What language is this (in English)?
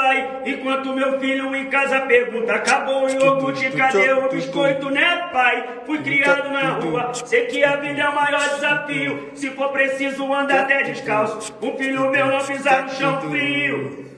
Portuguese